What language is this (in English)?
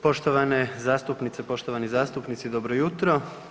Croatian